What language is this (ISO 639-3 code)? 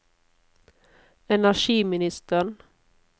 nor